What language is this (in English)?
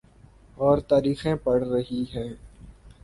Urdu